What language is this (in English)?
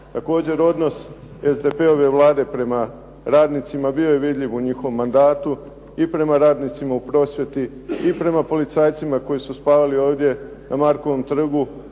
Croatian